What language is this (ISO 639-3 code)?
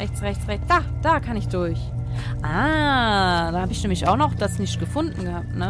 deu